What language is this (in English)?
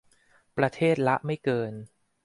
Thai